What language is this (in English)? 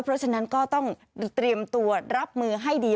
Thai